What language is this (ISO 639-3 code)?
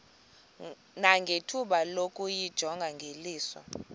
xho